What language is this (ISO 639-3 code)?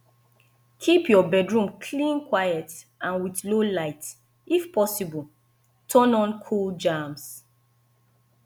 pcm